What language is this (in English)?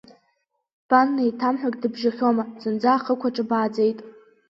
Abkhazian